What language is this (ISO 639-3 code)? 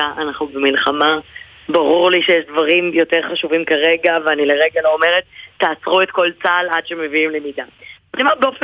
heb